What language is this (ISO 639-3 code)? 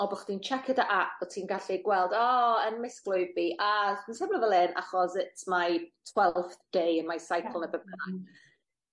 cym